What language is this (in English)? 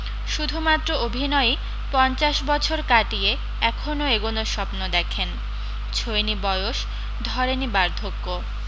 Bangla